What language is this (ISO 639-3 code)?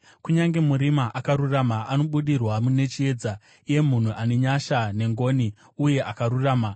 sna